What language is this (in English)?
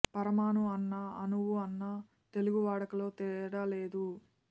Telugu